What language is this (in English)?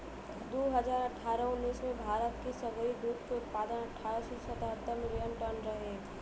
Bhojpuri